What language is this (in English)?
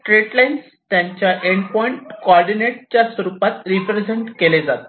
Marathi